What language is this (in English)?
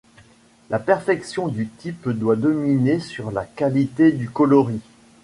French